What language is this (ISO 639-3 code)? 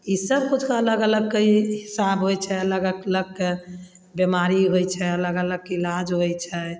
mai